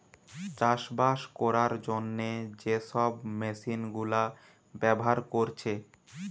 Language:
Bangla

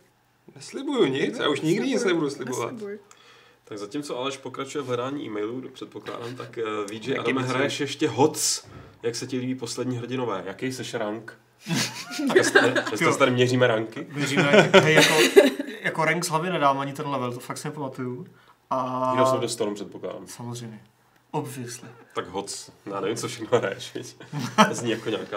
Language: Czech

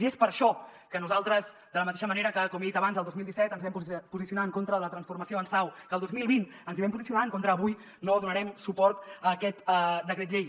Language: Catalan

